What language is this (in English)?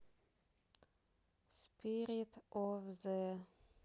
Russian